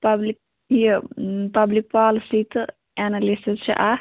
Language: Kashmiri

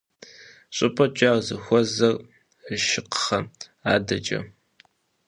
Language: Kabardian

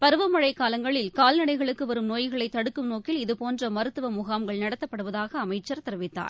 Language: Tamil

